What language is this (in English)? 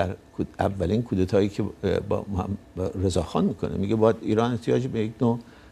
Persian